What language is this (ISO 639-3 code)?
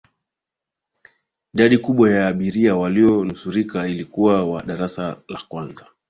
swa